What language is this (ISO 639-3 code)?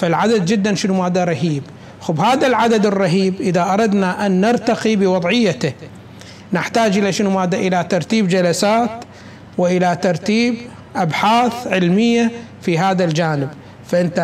ara